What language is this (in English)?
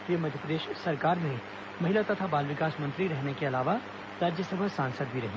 Hindi